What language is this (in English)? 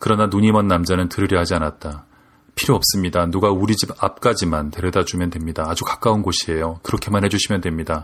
Korean